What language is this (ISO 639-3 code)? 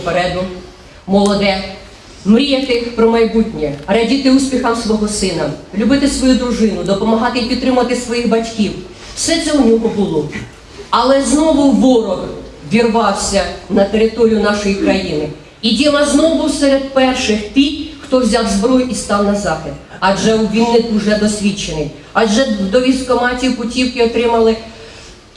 ukr